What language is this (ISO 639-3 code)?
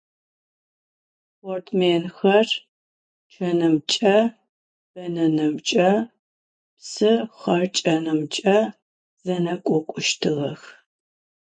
ady